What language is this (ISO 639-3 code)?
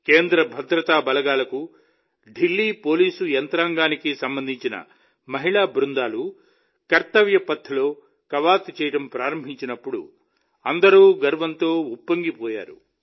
tel